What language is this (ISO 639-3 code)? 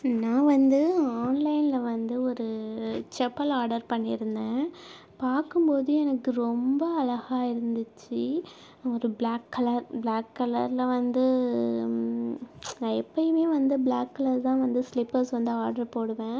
tam